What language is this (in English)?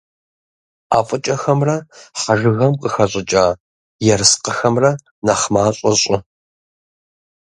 Kabardian